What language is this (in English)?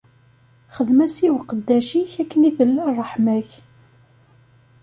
Kabyle